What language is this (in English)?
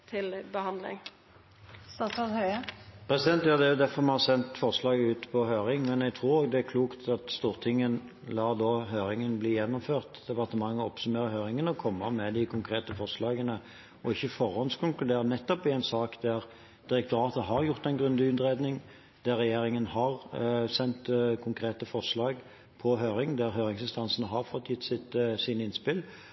Norwegian